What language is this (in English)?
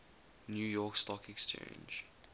English